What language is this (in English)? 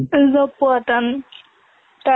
Assamese